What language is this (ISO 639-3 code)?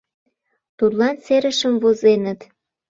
chm